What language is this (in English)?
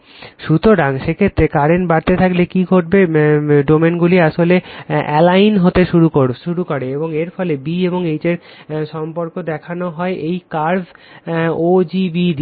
Bangla